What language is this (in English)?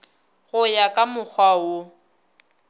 Northern Sotho